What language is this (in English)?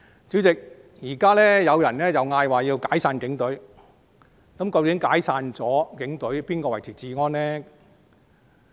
Cantonese